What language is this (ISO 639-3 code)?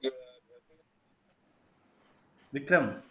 tam